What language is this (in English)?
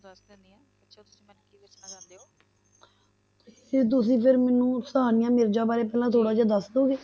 Punjabi